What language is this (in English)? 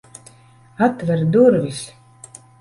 Latvian